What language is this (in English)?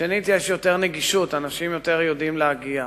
Hebrew